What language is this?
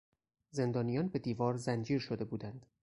Persian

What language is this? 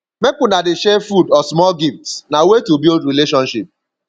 Nigerian Pidgin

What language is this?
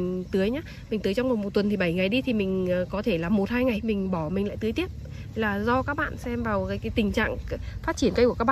Vietnamese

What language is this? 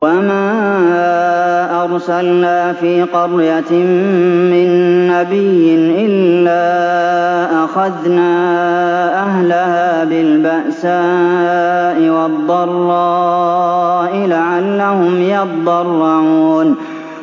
Arabic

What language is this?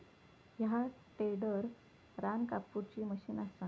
Marathi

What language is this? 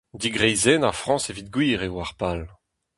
Breton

